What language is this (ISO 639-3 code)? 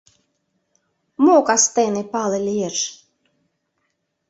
chm